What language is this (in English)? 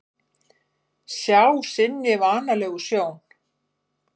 Icelandic